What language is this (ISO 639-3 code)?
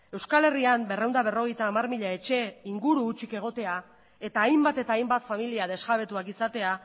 eus